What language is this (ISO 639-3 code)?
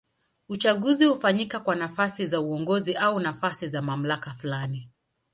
swa